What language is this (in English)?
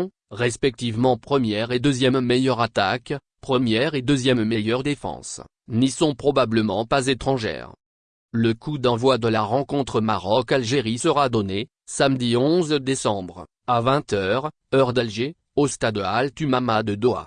French